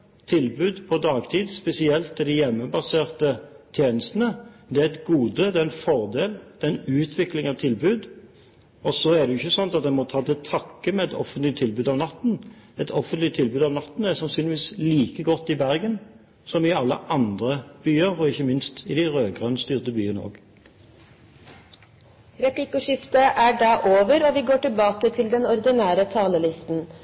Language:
Norwegian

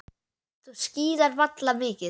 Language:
Icelandic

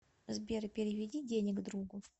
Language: Russian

